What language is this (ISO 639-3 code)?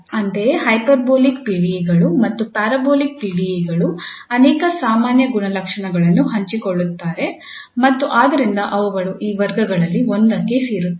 kan